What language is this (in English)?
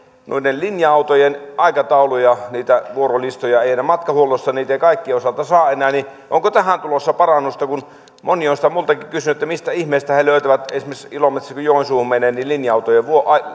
Finnish